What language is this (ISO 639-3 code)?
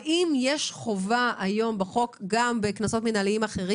heb